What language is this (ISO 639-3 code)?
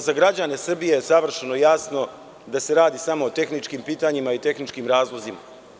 srp